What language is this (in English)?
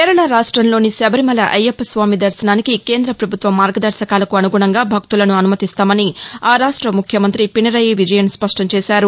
Telugu